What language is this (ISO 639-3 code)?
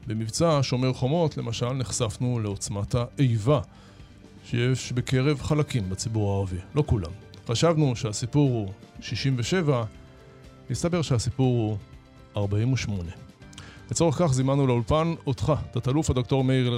heb